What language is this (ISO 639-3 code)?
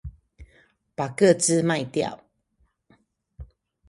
zho